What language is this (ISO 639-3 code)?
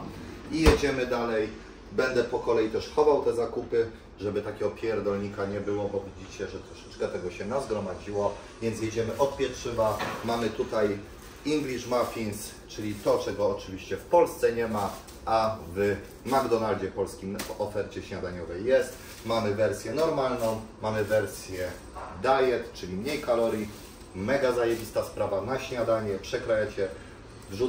pol